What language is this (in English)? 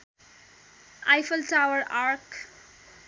Nepali